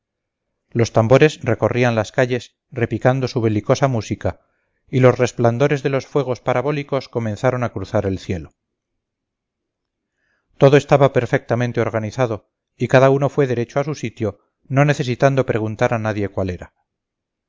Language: Spanish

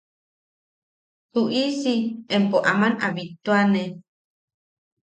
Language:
Yaqui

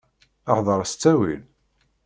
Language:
Kabyle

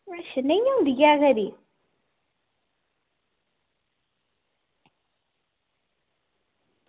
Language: Dogri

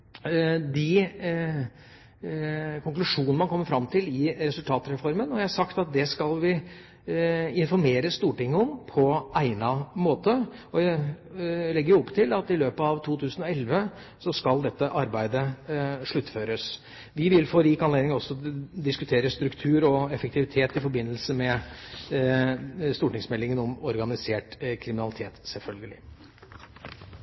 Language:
Norwegian Bokmål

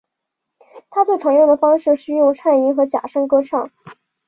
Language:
Chinese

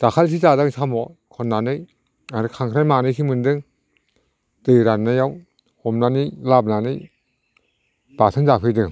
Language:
Bodo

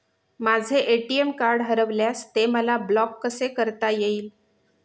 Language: Marathi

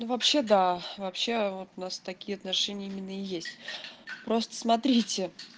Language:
Russian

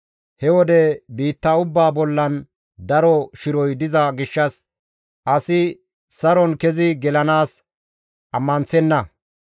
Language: Gamo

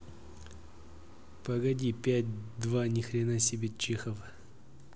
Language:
Russian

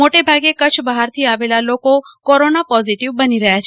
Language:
Gujarati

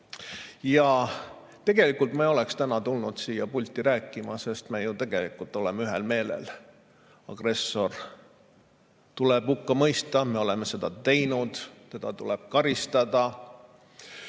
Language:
Estonian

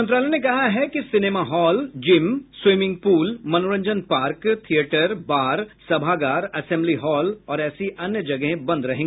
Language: Hindi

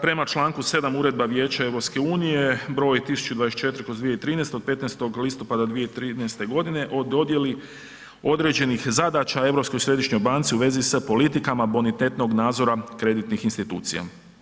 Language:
Croatian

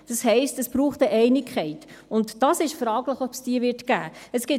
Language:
Swiss German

